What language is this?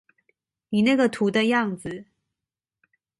Chinese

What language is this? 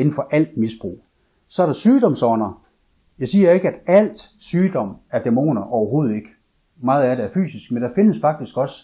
Danish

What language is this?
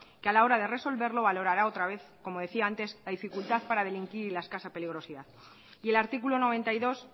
Spanish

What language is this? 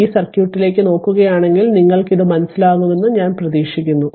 Malayalam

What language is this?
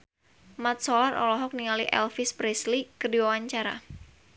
Sundanese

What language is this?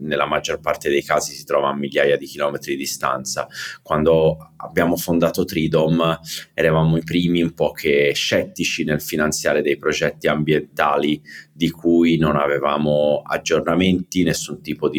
Italian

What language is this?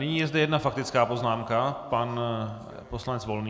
Czech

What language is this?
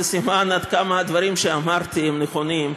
Hebrew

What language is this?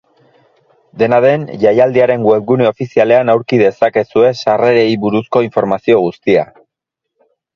Basque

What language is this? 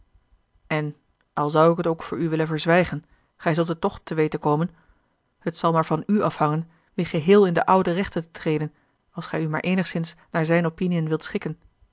Dutch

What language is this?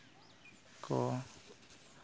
Santali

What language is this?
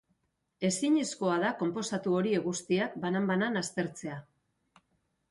Basque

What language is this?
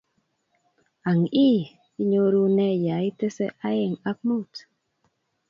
Kalenjin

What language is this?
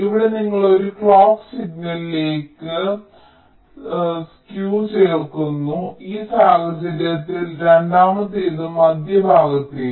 Malayalam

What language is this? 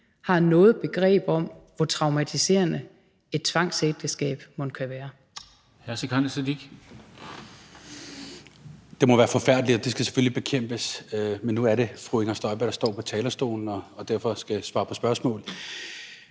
Danish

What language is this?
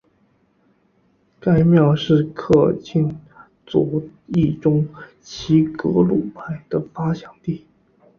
Chinese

